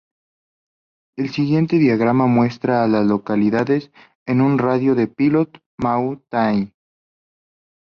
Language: Spanish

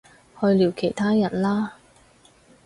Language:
Cantonese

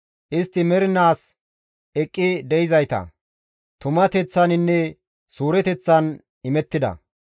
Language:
Gamo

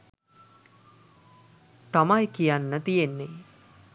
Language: Sinhala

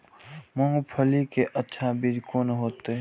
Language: Maithili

